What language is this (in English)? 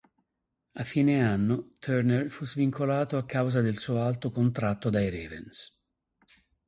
Italian